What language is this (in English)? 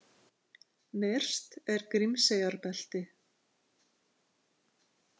Icelandic